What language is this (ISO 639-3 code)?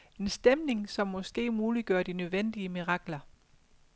dan